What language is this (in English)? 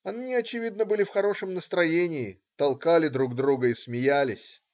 Russian